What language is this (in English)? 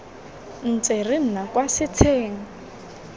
Tswana